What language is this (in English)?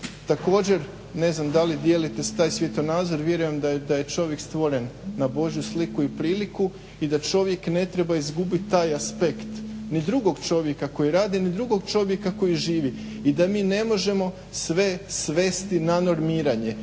Croatian